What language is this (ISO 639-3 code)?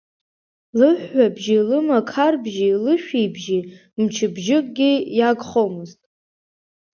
abk